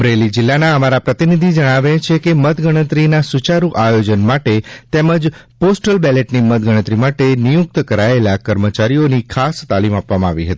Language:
Gujarati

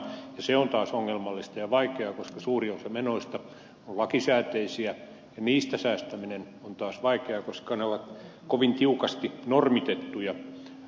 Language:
Finnish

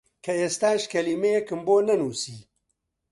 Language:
Central Kurdish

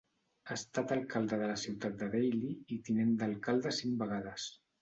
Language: Catalan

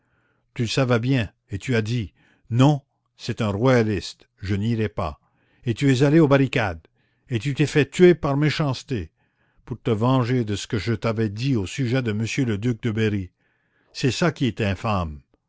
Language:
French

